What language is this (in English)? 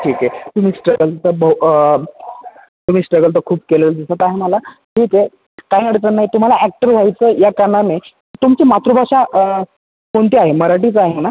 Marathi